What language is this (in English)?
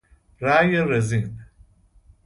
Persian